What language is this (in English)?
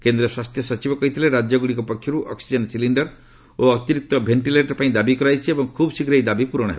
Odia